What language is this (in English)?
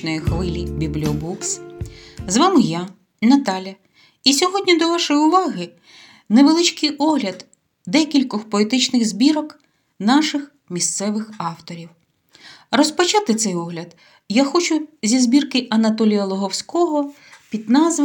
Ukrainian